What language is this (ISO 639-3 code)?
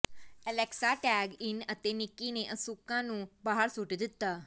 pan